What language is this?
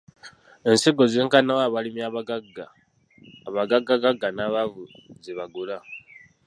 Ganda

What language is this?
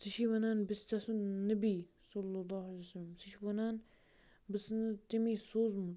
Kashmiri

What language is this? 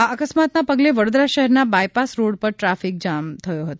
Gujarati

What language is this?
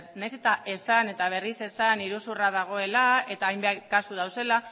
Basque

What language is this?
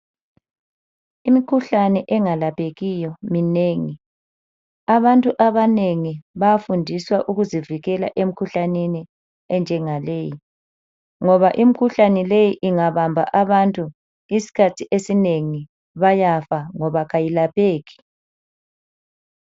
North Ndebele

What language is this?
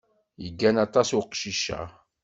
Kabyle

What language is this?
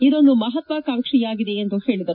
Kannada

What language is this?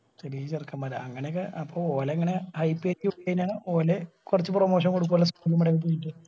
Malayalam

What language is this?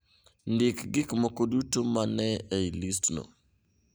Luo (Kenya and Tanzania)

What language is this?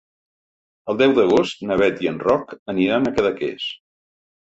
Catalan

